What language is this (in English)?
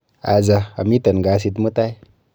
Kalenjin